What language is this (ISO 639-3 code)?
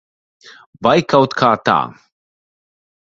lav